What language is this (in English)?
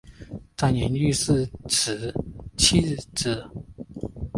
Chinese